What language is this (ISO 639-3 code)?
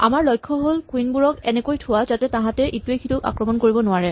asm